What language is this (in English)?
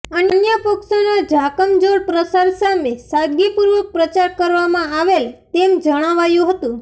Gujarati